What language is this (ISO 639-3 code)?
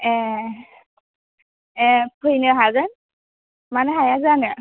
brx